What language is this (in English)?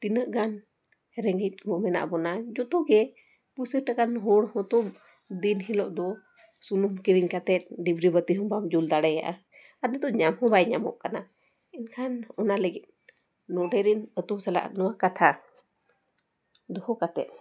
Santali